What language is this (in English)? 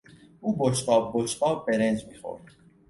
Persian